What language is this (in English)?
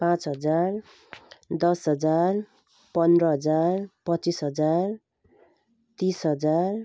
Nepali